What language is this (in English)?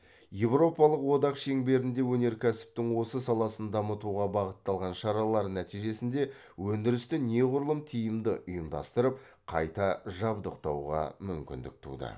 Kazakh